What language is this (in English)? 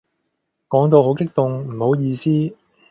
Cantonese